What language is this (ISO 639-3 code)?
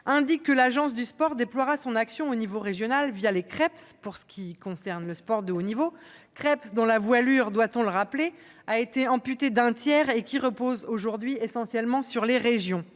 fra